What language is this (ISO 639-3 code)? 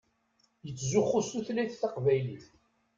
kab